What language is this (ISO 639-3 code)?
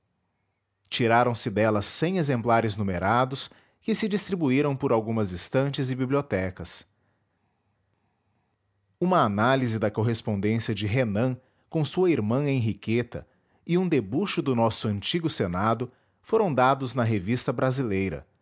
por